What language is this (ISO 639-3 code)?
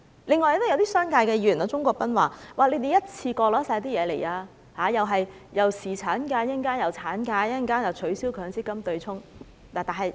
yue